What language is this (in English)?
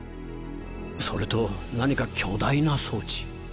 Japanese